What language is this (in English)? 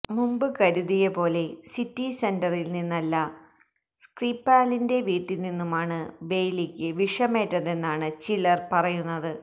Malayalam